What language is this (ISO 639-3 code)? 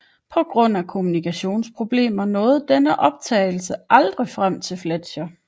dan